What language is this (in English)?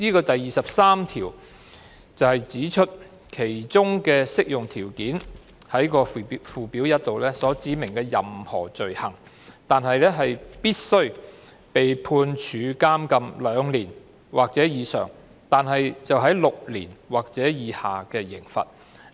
Cantonese